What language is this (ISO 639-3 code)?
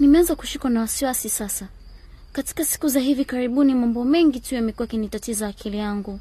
swa